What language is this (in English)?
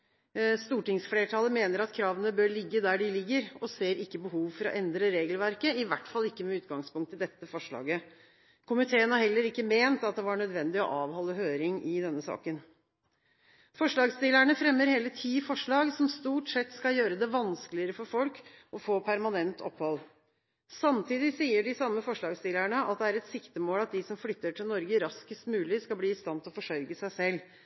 Norwegian Bokmål